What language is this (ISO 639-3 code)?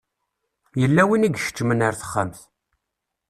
kab